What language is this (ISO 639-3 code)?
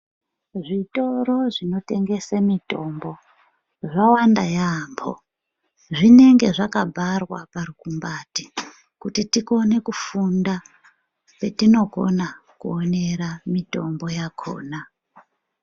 ndc